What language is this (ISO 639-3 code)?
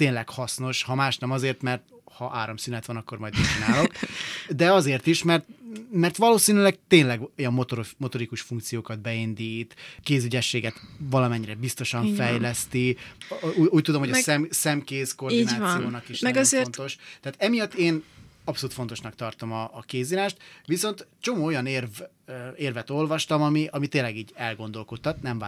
hun